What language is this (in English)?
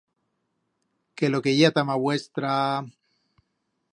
Aragonese